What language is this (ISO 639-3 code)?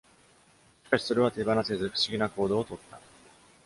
jpn